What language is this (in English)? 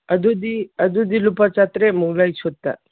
Manipuri